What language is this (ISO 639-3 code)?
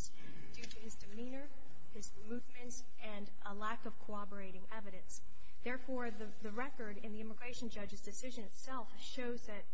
eng